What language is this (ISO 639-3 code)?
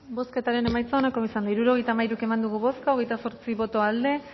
eus